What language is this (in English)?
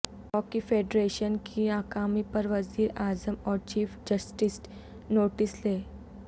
Urdu